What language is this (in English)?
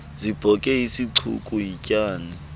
Xhosa